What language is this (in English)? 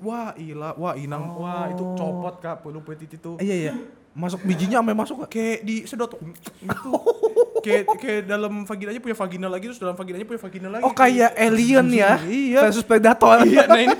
Indonesian